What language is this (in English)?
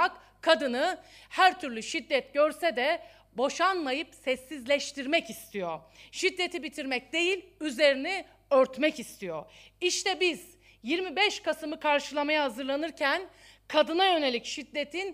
Turkish